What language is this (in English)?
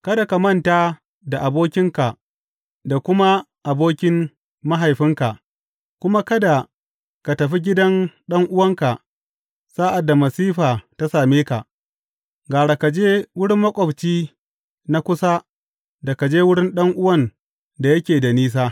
Hausa